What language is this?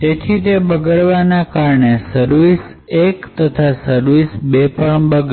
Gujarati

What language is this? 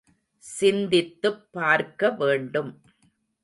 Tamil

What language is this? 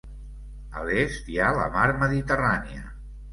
Catalan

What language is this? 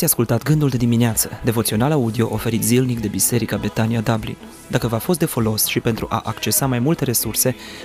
Romanian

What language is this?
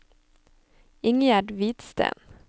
Norwegian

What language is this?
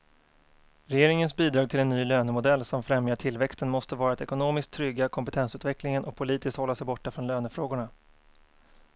Swedish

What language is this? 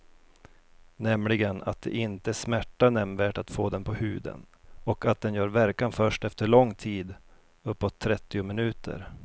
Swedish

